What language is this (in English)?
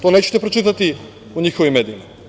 Serbian